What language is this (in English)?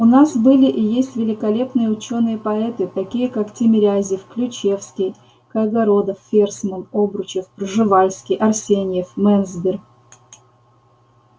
Russian